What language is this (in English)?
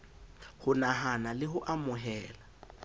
Southern Sotho